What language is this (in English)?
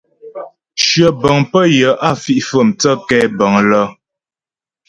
Ghomala